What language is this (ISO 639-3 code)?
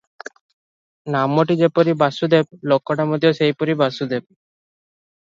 ori